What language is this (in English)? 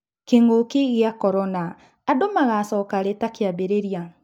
Kikuyu